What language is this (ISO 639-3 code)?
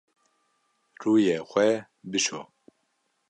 kur